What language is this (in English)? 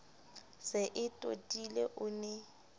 Southern Sotho